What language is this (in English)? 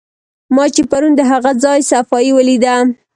Pashto